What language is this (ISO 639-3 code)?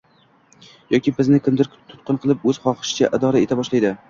uzb